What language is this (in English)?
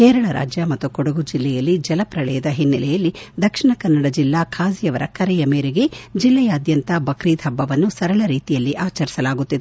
Kannada